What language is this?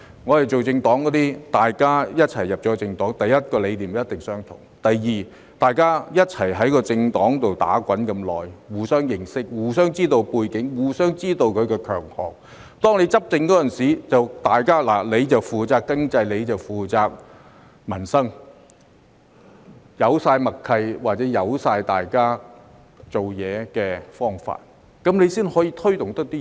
Cantonese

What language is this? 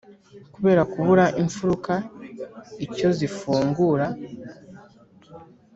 Kinyarwanda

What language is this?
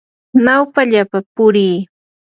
Yanahuanca Pasco Quechua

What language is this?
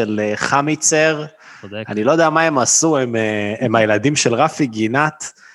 Hebrew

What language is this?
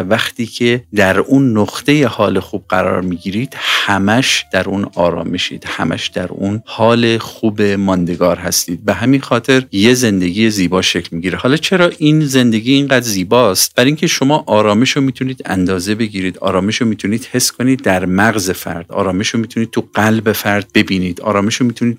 Persian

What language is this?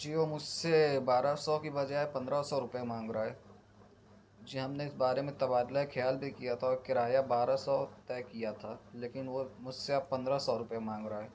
Urdu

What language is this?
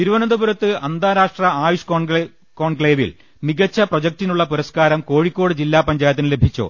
Malayalam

